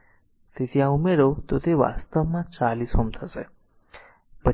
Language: Gujarati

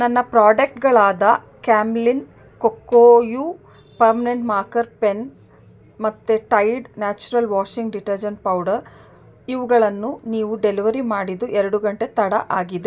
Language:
Kannada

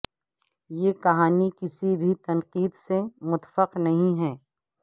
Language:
Urdu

